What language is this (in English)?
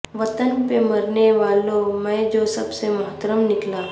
Urdu